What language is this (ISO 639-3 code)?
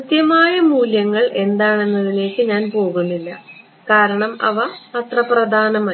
mal